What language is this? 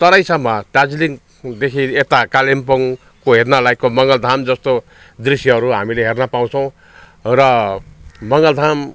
Nepali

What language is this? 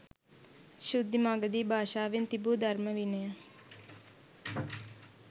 Sinhala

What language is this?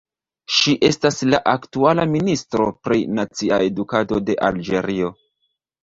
Esperanto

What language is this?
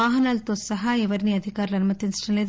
Telugu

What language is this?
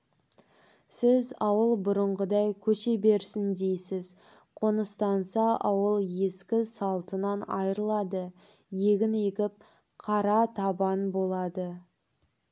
Kazakh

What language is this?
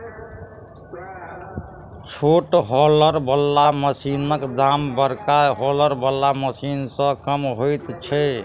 Maithili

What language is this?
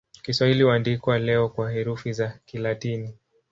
Swahili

